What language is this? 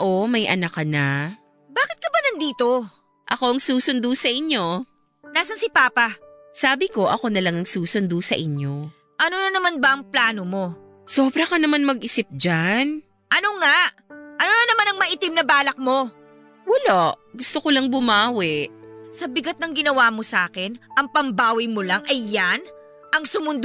Filipino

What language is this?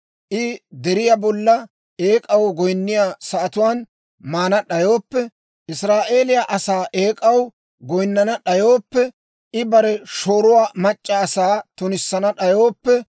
Dawro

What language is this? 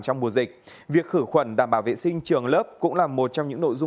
Vietnamese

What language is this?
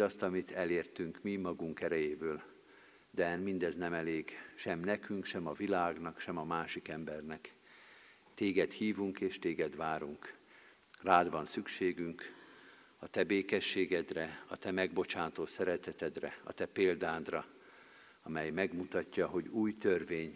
Hungarian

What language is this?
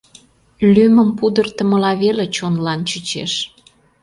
Mari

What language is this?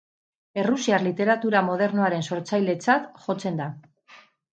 Basque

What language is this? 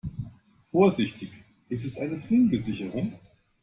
German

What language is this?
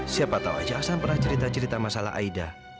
Indonesian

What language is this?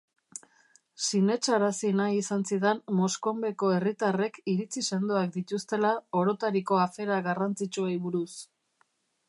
Basque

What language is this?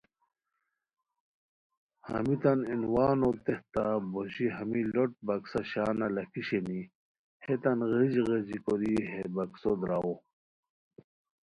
Khowar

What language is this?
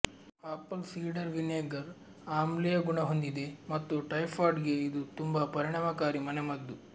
Kannada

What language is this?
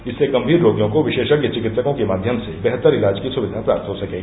Hindi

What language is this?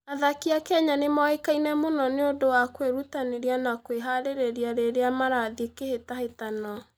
Kikuyu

